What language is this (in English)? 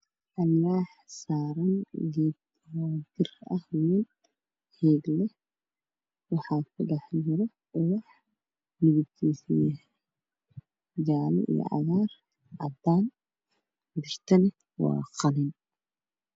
Somali